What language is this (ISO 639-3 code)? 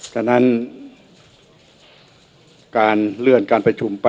tha